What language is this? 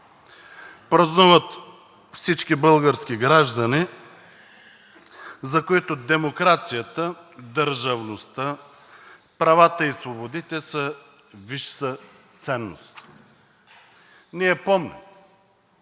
Bulgarian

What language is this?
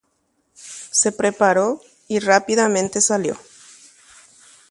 Guarani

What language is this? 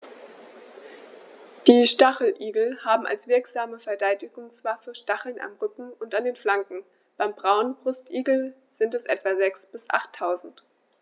German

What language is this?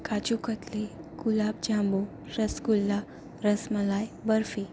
Gujarati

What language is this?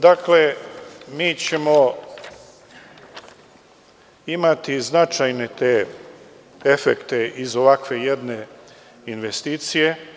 Serbian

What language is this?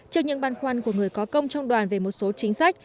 Vietnamese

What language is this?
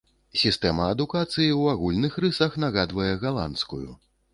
Belarusian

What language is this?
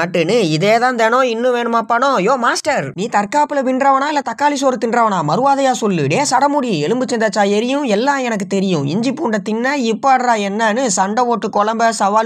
Arabic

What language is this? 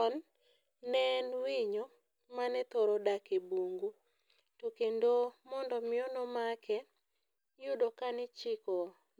Luo (Kenya and Tanzania)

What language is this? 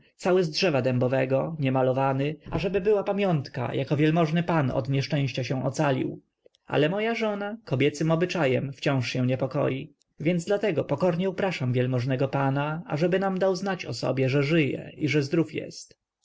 Polish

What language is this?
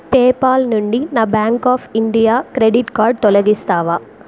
Telugu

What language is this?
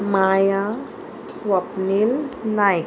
Konkani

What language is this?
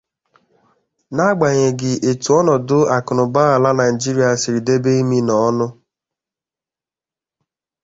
Igbo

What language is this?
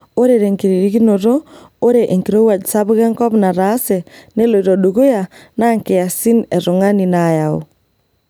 Masai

